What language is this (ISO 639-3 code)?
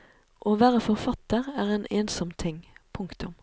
nor